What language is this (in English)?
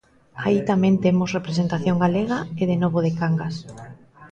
Galician